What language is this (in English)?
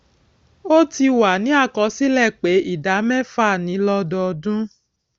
Yoruba